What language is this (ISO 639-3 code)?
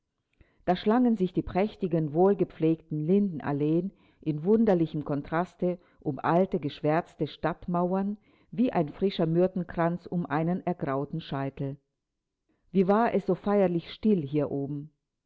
deu